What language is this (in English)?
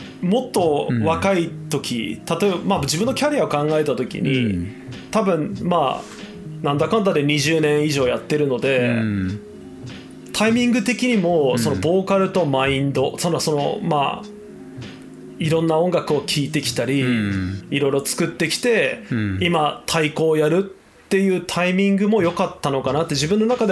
Japanese